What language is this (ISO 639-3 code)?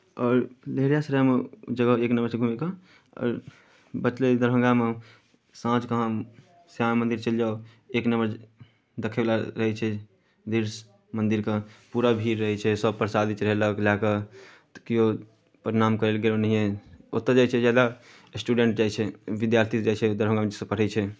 mai